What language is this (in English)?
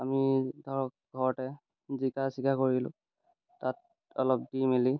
Assamese